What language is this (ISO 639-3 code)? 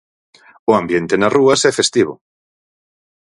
glg